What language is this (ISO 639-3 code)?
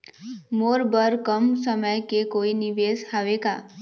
hne